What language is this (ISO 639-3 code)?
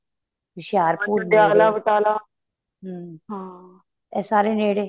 pan